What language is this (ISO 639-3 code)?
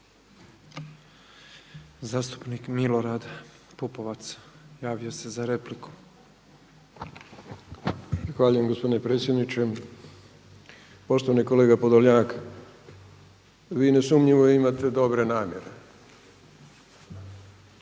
hrv